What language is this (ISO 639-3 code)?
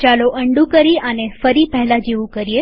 guj